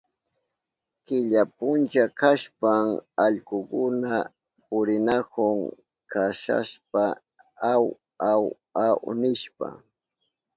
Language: Southern Pastaza Quechua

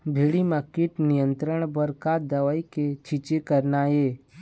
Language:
Chhattisgarhi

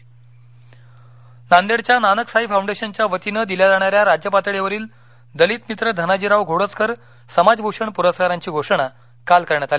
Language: Marathi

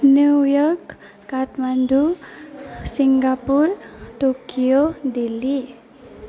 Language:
Nepali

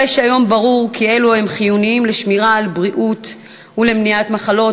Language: Hebrew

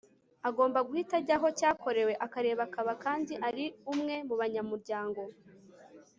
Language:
Kinyarwanda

